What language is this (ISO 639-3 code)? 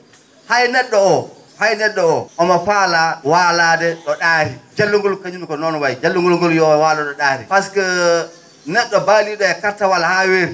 ful